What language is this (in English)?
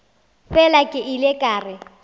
Northern Sotho